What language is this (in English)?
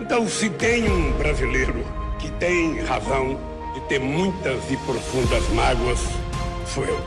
Portuguese